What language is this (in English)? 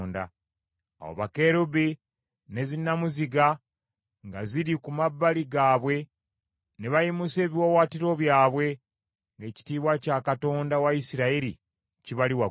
Ganda